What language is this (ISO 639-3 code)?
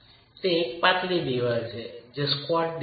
guj